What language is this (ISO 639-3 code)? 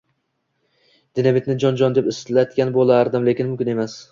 uzb